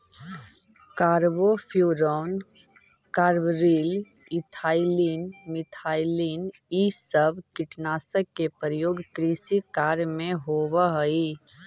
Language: Magahi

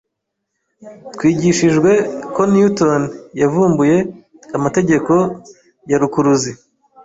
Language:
Kinyarwanda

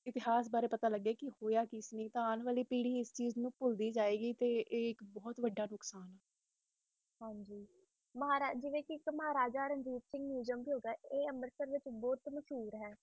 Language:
Punjabi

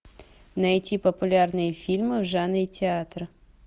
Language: Russian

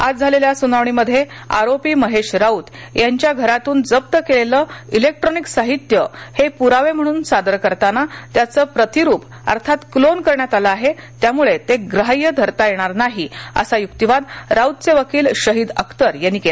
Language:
Marathi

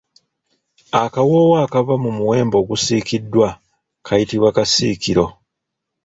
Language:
Ganda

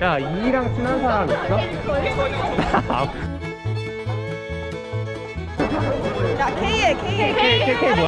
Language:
Korean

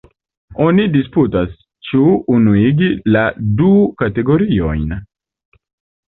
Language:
Esperanto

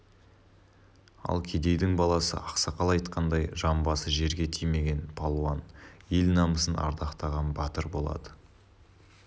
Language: Kazakh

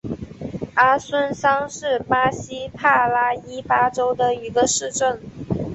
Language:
Chinese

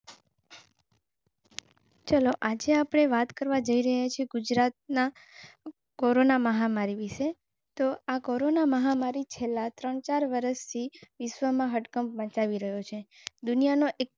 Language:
Gujarati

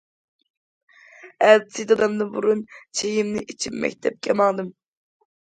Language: Uyghur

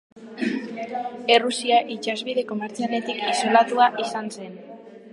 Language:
Basque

